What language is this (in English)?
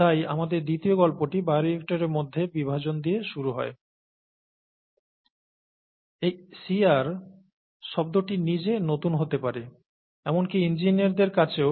Bangla